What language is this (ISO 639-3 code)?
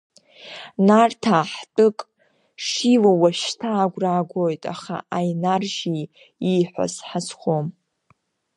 abk